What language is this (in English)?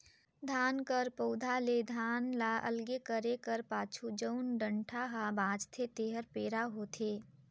Chhattisgarhi